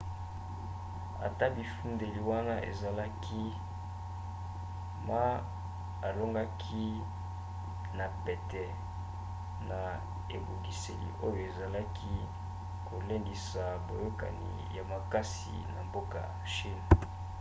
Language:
Lingala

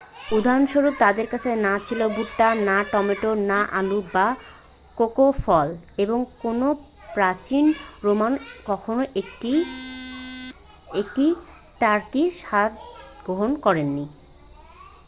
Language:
Bangla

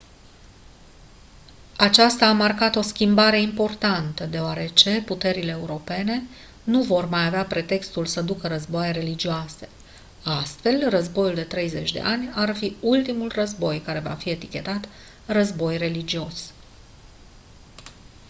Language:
Romanian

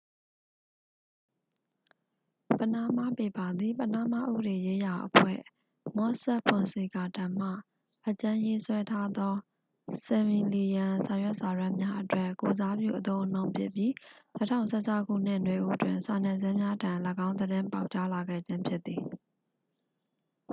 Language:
Burmese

